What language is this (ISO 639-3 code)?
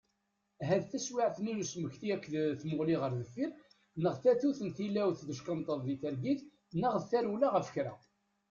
kab